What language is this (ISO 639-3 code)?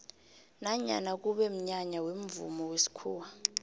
nbl